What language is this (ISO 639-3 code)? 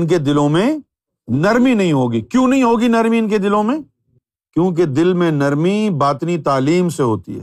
urd